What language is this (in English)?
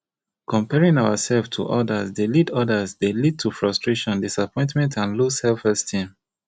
Nigerian Pidgin